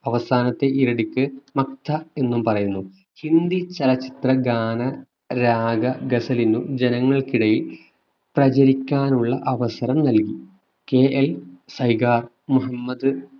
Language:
Malayalam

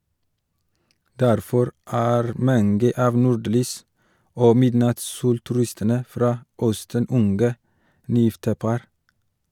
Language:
Norwegian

